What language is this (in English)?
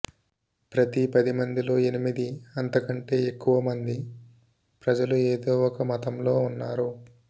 Telugu